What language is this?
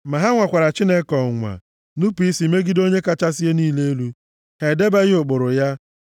Igbo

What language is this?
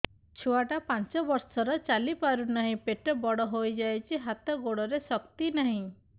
Odia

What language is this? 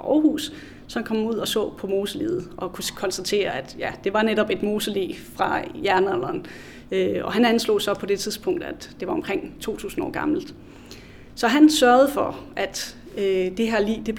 Danish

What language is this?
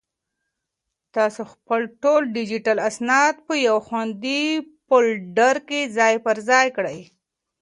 Pashto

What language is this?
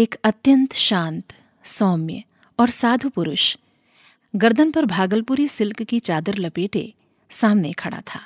Hindi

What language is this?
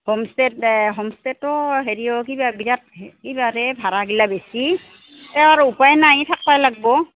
Assamese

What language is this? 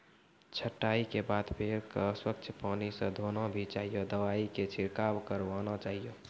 Maithili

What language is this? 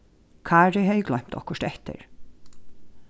Faroese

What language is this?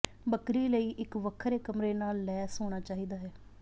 Punjabi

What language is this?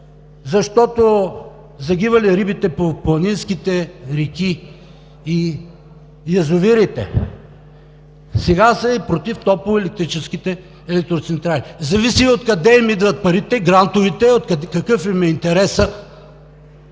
Bulgarian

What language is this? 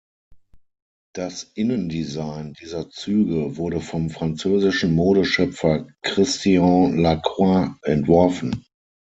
German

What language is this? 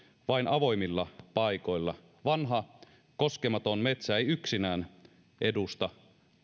Finnish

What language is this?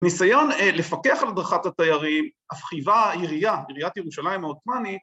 Hebrew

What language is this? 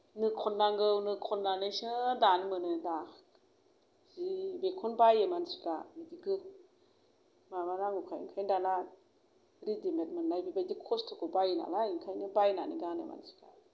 Bodo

